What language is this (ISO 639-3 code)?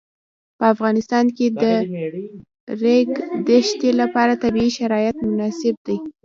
pus